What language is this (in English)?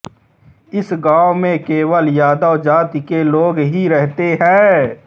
Hindi